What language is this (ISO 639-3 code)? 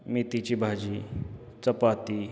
mar